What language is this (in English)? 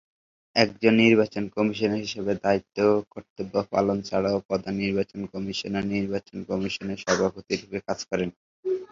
Bangla